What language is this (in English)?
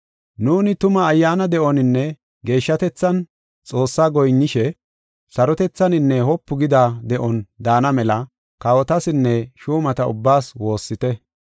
Gofa